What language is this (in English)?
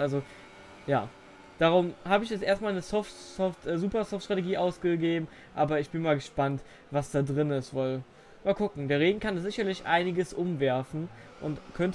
German